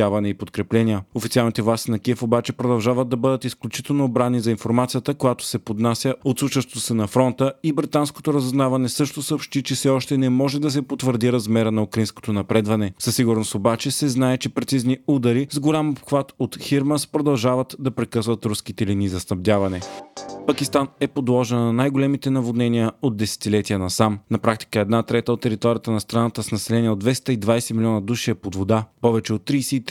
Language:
Bulgarian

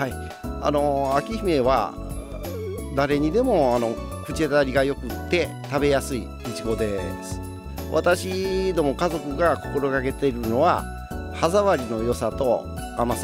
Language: Japanese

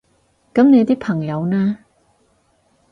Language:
Cantonese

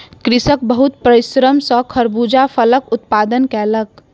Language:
Maithili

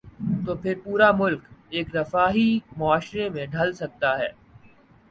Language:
Urdu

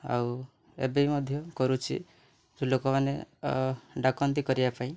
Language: Odia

